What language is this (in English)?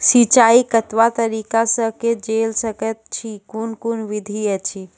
Maithili